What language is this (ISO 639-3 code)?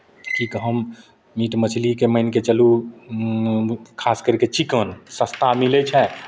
mai